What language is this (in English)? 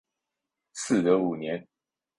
Chinese